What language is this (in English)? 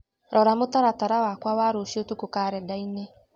Kikuyu